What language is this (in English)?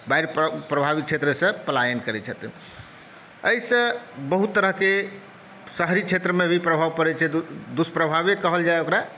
Maithili